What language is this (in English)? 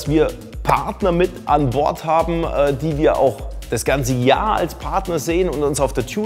German